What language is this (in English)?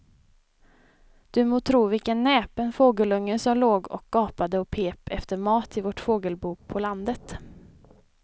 Swedish